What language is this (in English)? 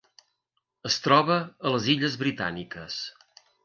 Catalan